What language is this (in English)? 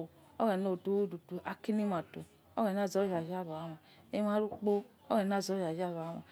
Yekhee